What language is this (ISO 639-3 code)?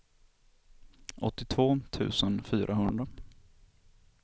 swe